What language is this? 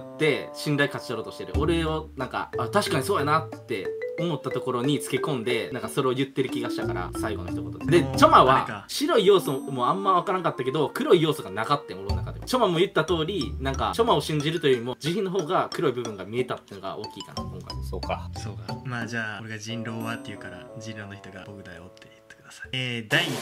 Japanese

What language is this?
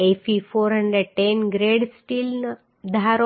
Gujarati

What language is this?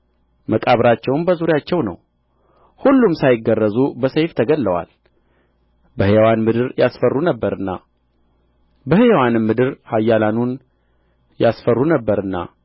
Amharic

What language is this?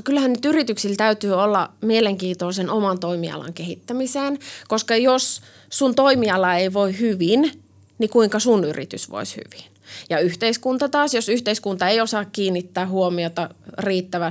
Finnish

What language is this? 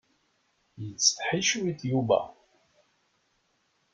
Kabyle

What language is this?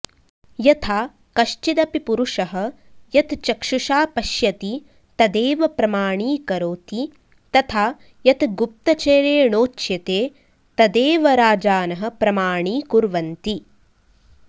Sanskrit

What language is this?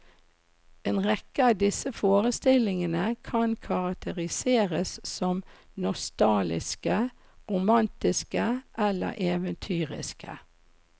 Norwegian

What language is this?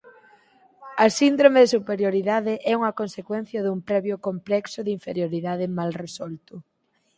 Galician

